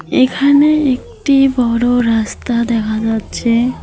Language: Bangla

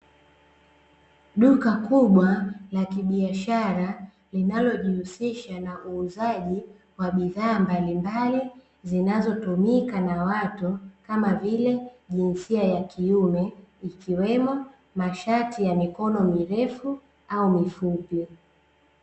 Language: Swahili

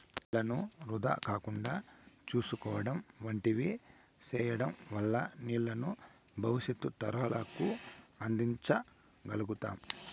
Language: Telugu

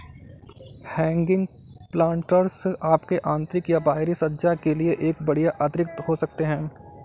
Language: Hindi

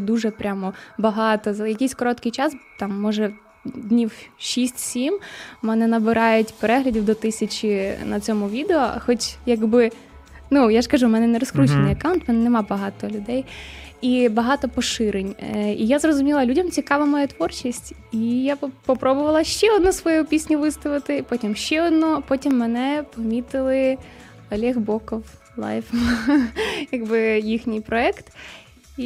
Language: Ukrainian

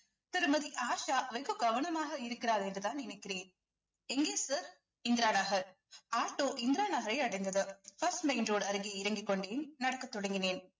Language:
Tamil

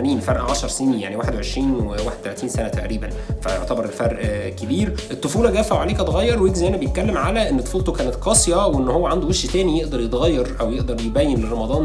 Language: Arabic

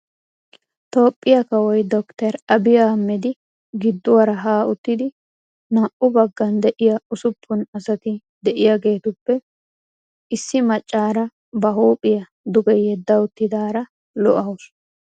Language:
Wolaytta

